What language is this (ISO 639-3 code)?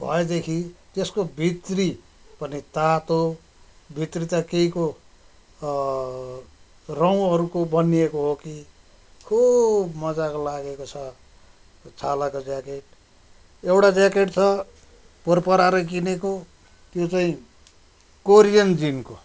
nep